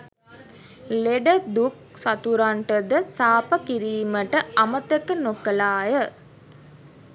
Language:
Sinhala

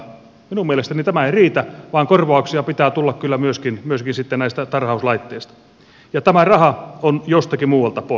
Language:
Finnish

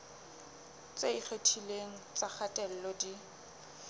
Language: Southern Sotho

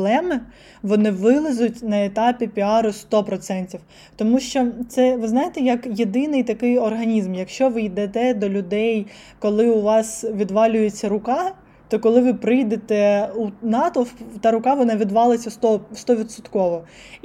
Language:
Ukrainian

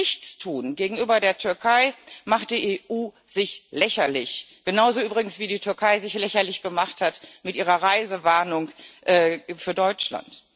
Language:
German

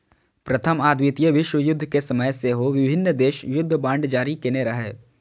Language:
Maithili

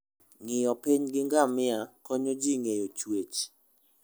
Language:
Luo (Kenya and Tanzania)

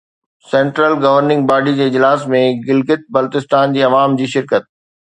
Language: Sindhi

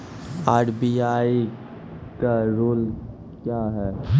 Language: Maithili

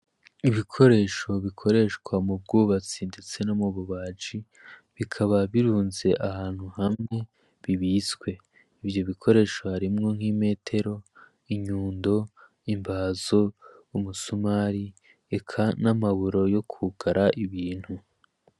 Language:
Rundi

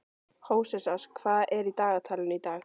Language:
Icelandic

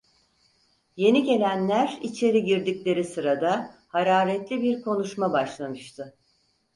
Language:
Turkish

